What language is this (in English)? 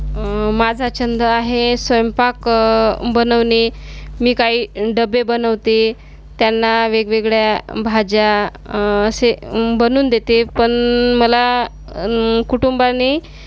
Marathi